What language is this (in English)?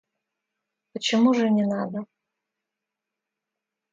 Russian